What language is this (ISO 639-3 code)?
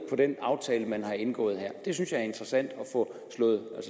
dan